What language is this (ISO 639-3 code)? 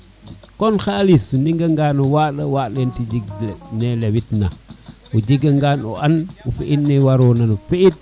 srr